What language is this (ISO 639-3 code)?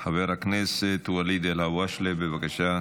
heb